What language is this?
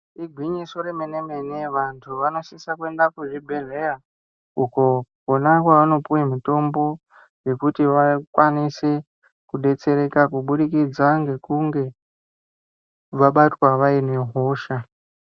Ndau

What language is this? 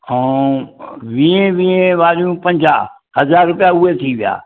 Sindhi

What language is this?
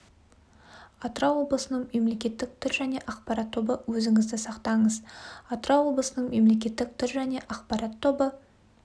Kazakh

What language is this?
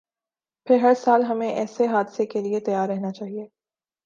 Urdu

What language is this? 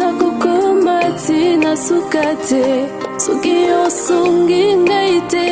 Indonesian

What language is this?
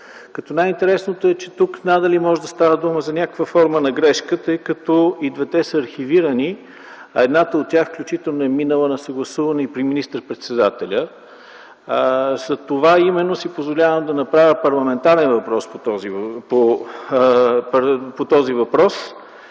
Bulgarian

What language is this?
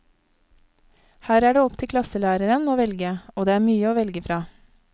Norwegian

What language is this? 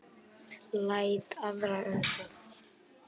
Icelandic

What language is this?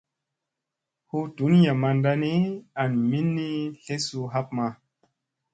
Musey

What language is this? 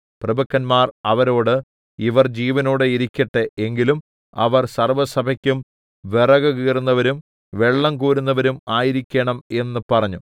Malayalam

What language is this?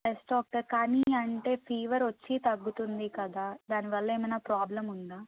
Telugu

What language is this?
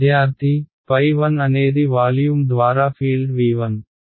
Telugu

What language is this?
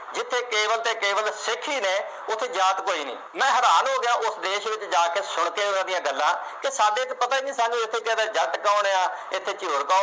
Punjabi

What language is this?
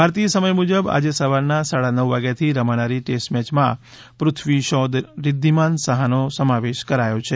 Gujarati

